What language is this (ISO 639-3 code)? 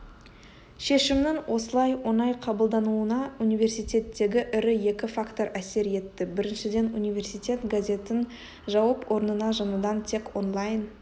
kaz